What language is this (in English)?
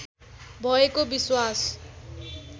Nepali